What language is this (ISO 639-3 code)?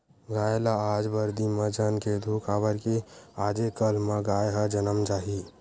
hne